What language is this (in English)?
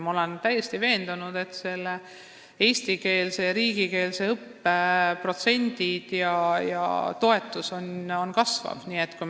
Estonian